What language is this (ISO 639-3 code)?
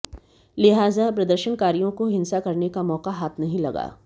hin